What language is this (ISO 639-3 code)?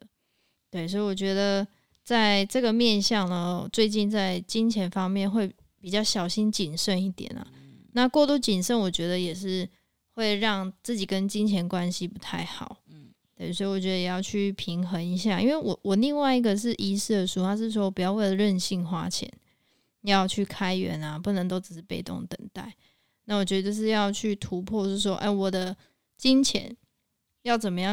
zho